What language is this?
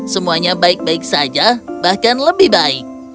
Indonesian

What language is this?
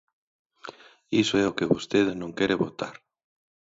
Galician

